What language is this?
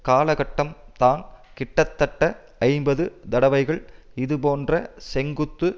Tamil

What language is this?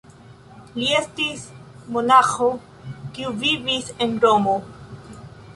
Esperanto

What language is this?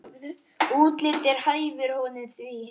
Icelandic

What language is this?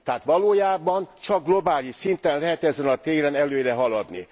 Hungarian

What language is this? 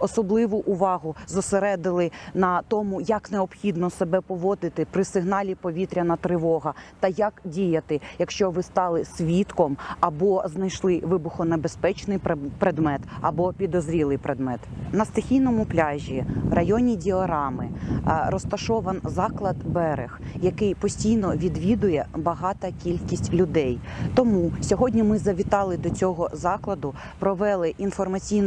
Ukrainian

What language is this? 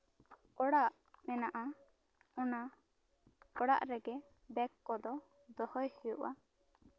Santali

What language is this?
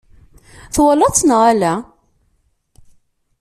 Kabyle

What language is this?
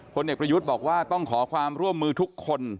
Thai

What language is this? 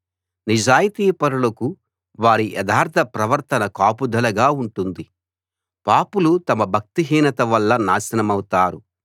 Telugu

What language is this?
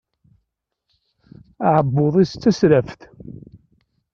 Kabyle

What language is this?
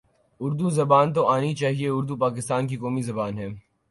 Urdu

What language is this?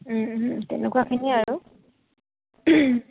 Assamese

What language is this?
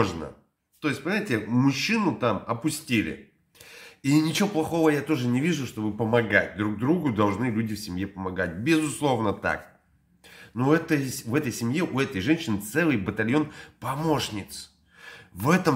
Russian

